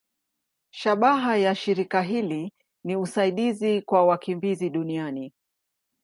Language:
Swahili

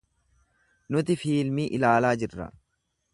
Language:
Oromo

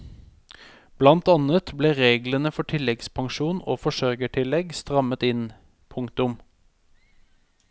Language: Norwegian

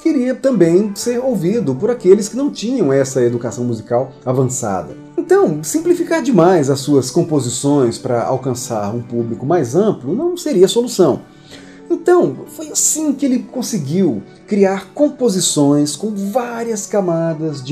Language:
Portuguese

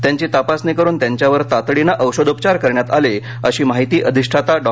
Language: Marathi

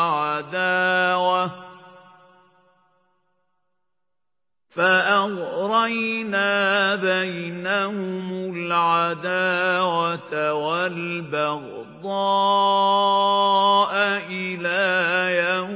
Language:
Arabic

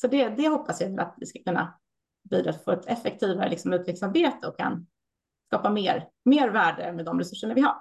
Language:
Swedish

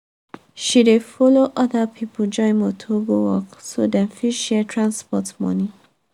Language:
Nigerian Pidgin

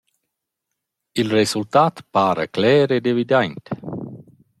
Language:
Romansh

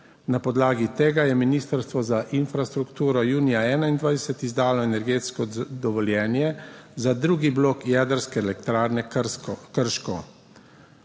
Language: Slovenian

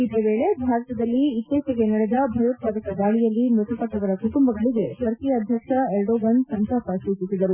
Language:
Kannada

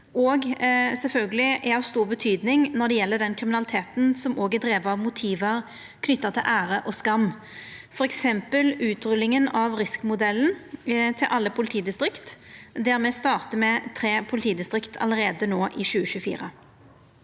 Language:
Norwegian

